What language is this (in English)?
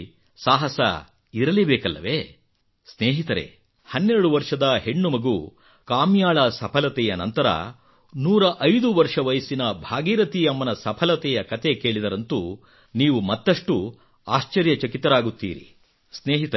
Kannada